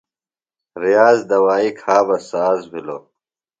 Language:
Phalura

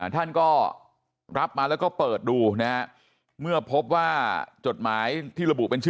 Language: Thai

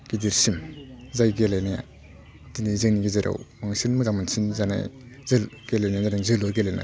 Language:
Bodo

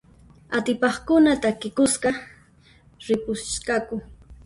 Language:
Puno Quechua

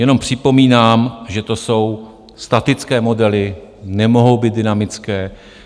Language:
Czech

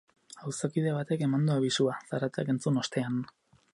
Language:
Basque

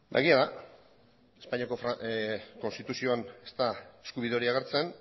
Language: Basque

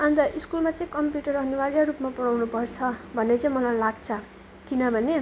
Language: Nepali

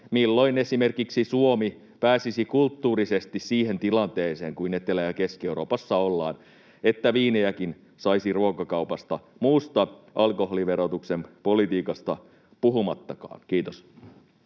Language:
Finnish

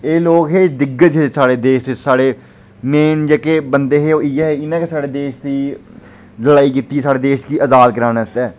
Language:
Dogri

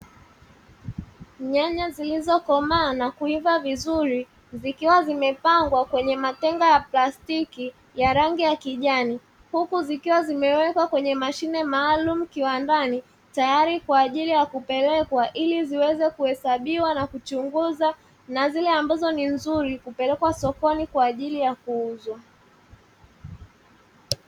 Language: Swahili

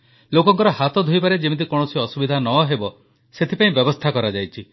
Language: Odia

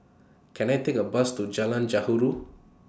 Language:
English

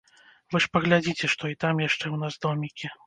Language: Belarusian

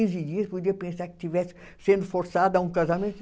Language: Portuguese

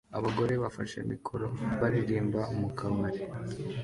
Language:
Kinyarwanda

